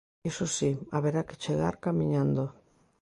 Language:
Galician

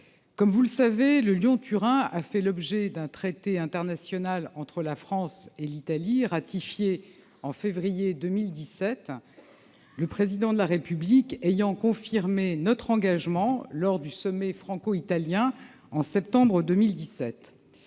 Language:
French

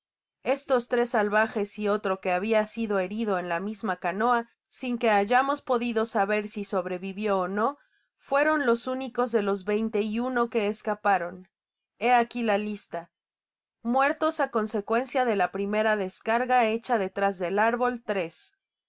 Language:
Spanish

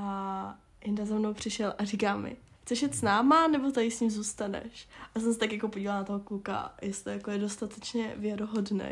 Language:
Czech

